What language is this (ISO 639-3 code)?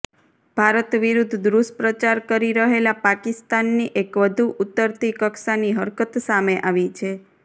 guj